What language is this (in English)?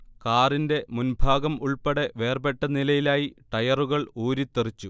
Malayalam